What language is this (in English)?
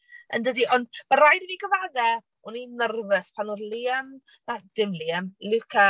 Welsh